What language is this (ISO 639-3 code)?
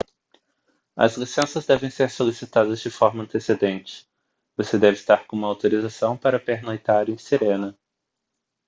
por